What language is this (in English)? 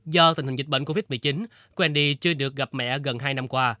Vietnamese